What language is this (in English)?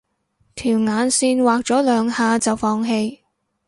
Cantonese